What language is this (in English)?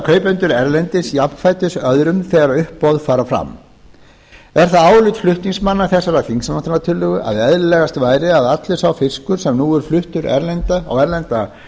Icelandic